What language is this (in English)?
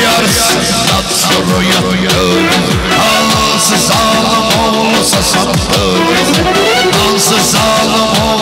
Arabic